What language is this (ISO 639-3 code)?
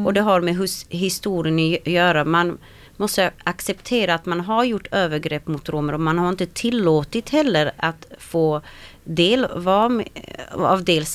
swe